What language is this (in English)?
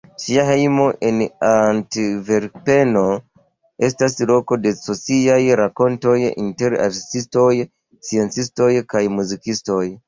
Esperanto